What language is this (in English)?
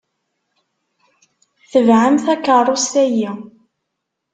Kabyle